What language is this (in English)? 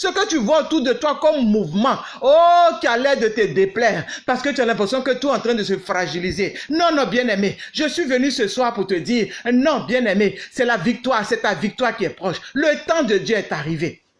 French